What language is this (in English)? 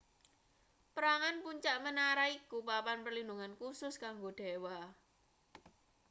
Javanese